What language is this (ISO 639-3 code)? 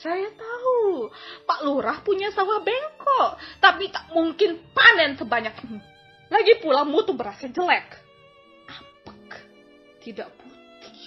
ind